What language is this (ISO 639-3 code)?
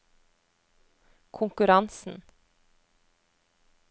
nor